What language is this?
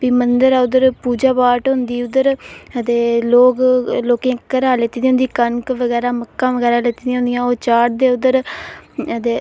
Dogri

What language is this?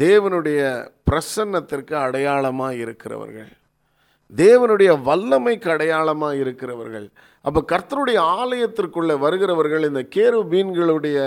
Tamil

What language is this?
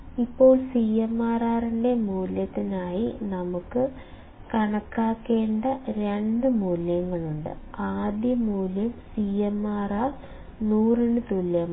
Malayalam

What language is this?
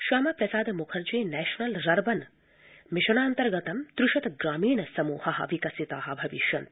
Sanskrit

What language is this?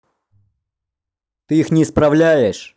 Russian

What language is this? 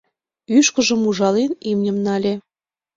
Mari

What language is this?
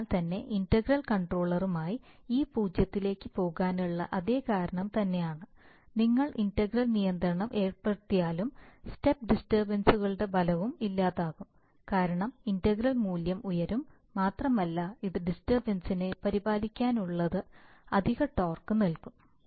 Malayalam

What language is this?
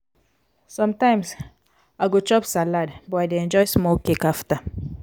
Nigerian Pidgin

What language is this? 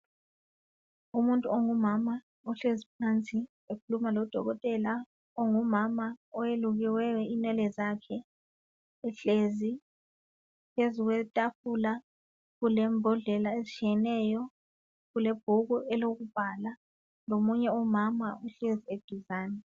North Ndebele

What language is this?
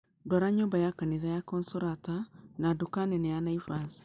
Kikuyu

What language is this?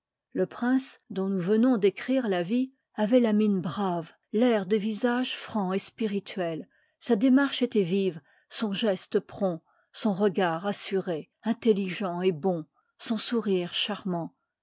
French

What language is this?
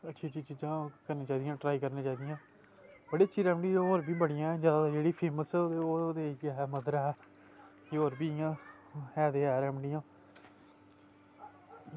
Dogri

